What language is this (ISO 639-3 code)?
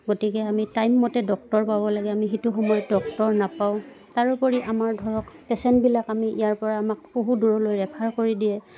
asm